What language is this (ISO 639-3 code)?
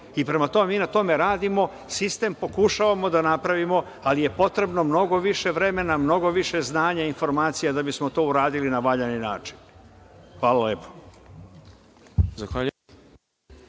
srp